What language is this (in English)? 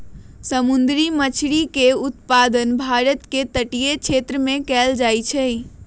Magahi